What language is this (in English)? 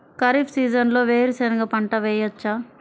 Telugu